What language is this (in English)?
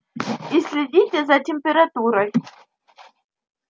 Russian